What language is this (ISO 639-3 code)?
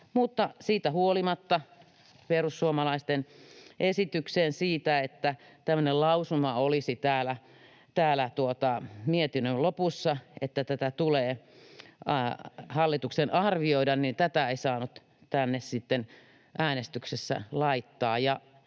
fin